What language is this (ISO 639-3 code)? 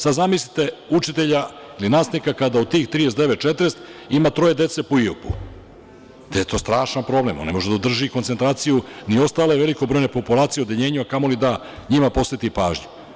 srp